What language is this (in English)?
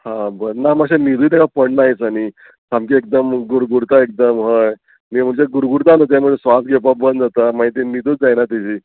Konkani